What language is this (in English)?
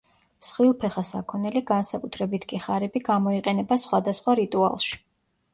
Georgian